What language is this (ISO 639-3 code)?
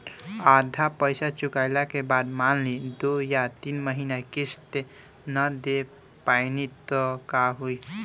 bho